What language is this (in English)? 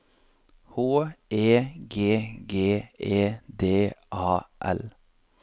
Norwegian